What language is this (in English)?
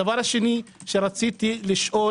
Hebrew